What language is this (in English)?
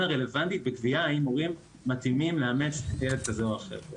Hebrew